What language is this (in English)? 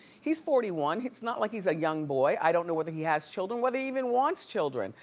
English